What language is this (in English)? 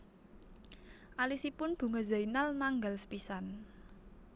Javanese